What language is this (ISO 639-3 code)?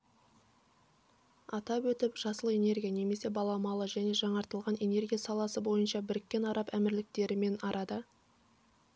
kaz